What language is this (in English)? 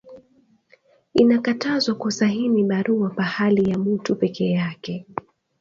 Swahili